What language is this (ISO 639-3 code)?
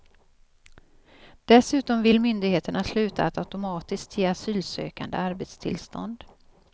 swe